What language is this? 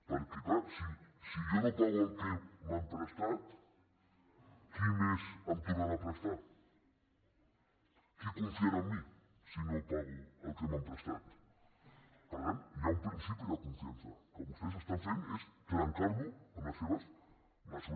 Catalan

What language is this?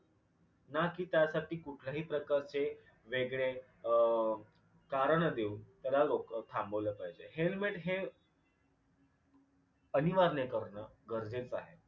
Marathi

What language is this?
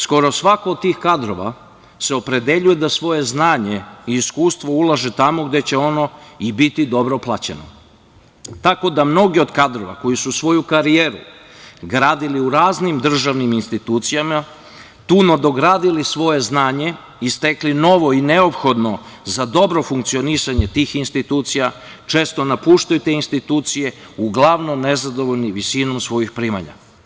Serbian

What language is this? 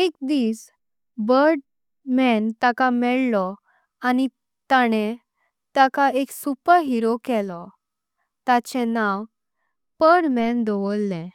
Konkani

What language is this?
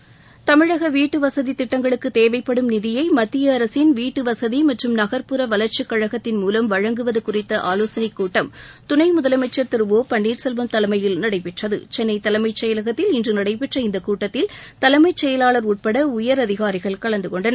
Tamil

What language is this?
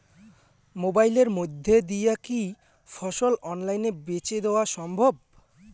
Bangla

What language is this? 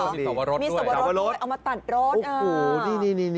Thai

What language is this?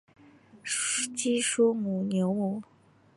Chinese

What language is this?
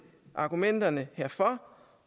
Danish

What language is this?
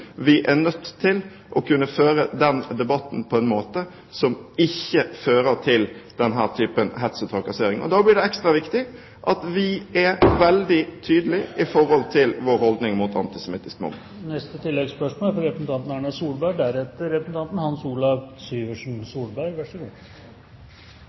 Norwegian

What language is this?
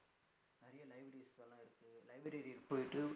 Tamil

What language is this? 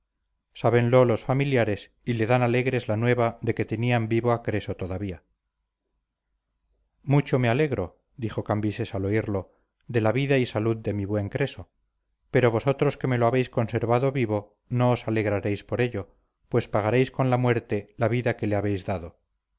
Spanish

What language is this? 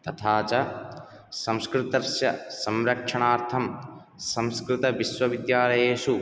Sanskrit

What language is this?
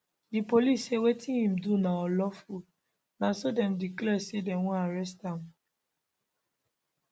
Nigerian Pidgin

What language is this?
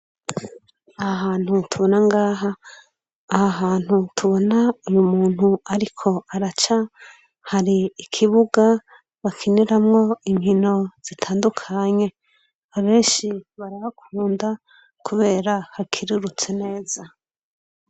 Rundi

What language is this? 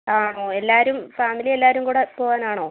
Malayalam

